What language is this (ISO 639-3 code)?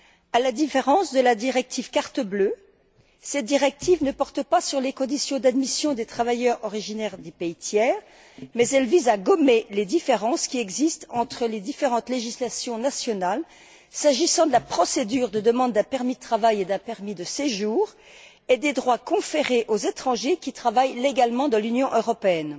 fra